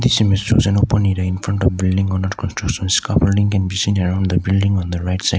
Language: English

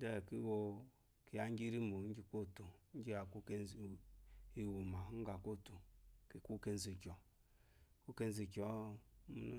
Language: Eloyi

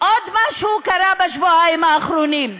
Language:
Hebrew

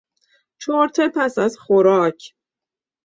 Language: Persian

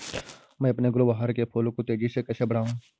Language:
Hindi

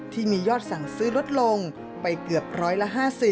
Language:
Thai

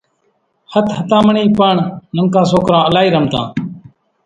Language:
Kachi Koli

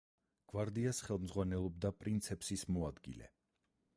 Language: Georgian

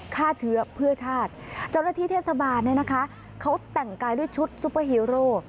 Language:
Thai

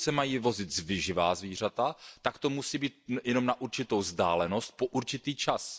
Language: Czech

